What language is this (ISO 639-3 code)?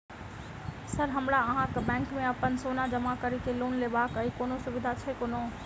mai